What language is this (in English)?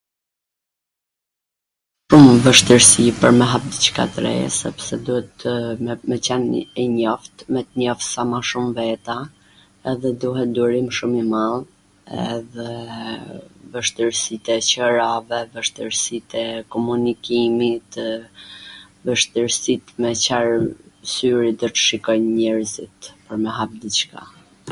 Gheg Albanian